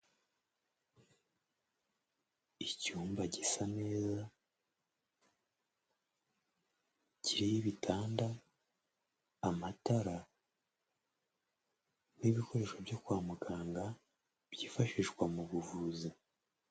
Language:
Kinyarwanda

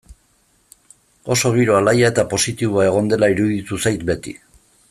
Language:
Basque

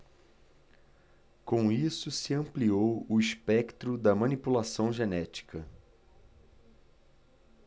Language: Portuguese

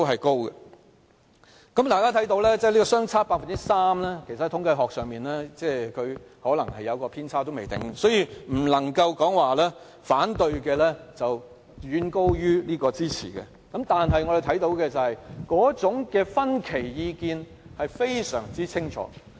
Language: Cantonese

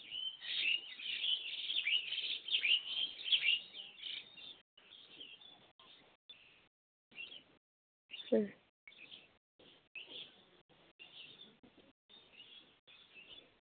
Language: Santali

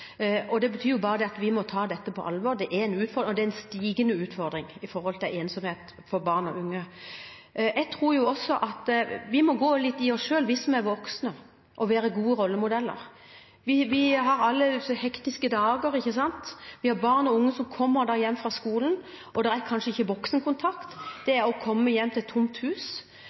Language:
Norwegian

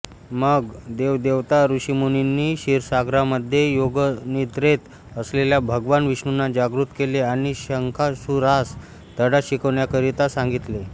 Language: Marathi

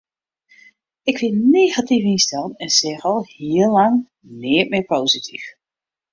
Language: Western Frisian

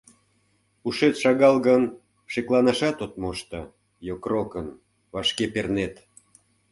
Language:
Mari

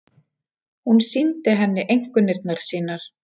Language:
Icelandic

